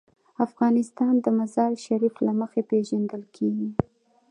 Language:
Pashto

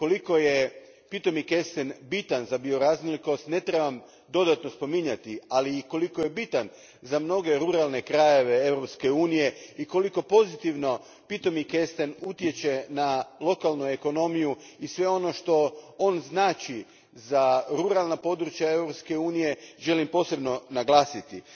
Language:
Croatian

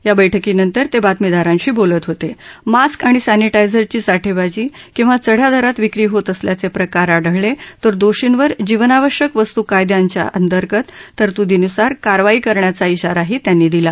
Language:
Marathi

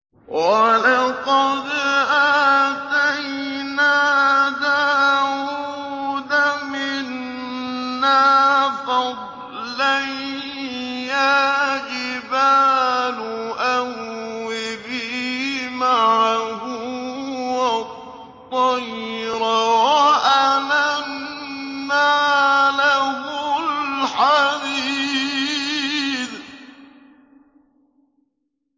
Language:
Arabic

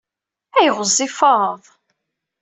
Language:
Kabyle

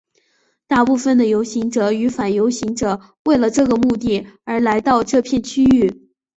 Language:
Chinese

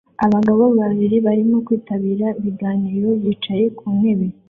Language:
Kinyarwanda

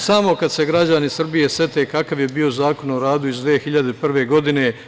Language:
Serbian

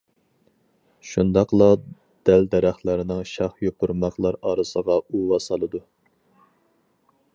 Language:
Uyghur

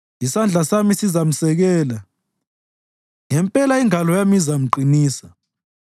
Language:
North Ndebele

